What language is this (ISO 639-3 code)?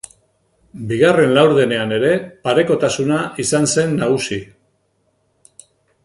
eus